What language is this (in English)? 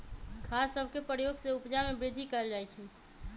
Magahi